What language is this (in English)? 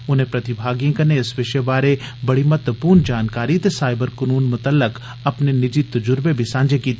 Dogri